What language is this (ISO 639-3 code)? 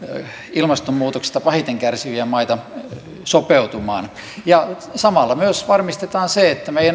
fin